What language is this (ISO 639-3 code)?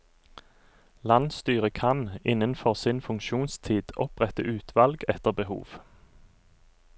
nor